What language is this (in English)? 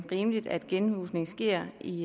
Danish